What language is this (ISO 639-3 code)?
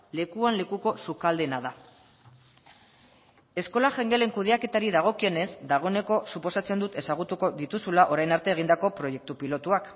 eus